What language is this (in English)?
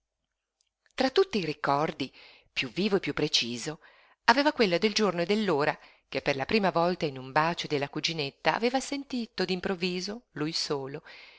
Italian